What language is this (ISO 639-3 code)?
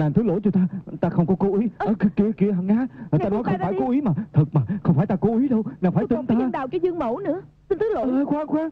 vie